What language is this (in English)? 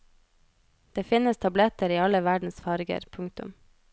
Norwegian